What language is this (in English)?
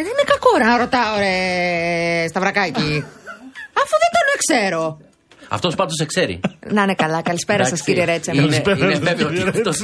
Greek